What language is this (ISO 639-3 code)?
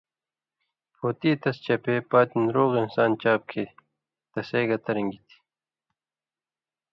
mvy